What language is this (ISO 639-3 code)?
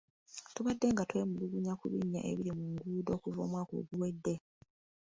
lug